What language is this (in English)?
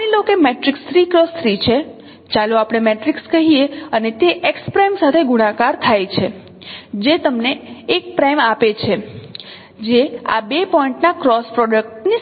Gujarati